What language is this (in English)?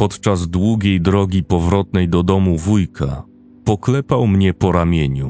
Polish